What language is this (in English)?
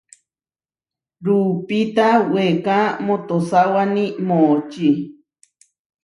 Huarijio